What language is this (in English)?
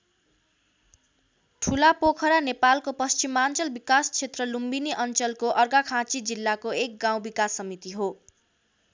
Nepali